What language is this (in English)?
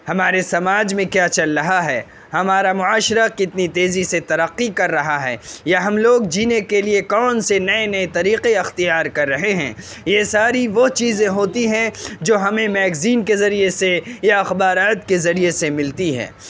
Urdu